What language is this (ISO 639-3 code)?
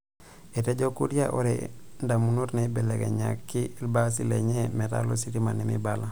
mas